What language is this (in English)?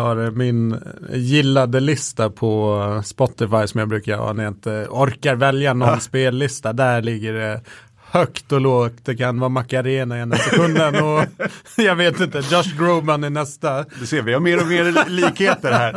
Swedish